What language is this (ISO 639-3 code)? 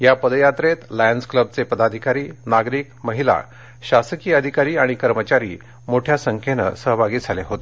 mar